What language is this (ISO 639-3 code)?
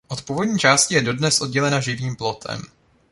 ces